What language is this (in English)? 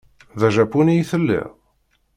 Kabyle